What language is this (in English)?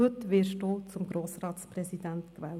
Swiss German